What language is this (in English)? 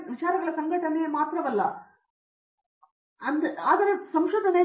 Kannada